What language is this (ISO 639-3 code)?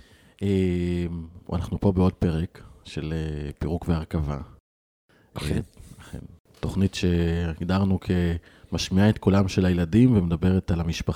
heb